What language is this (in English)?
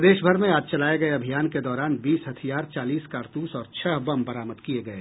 Hindi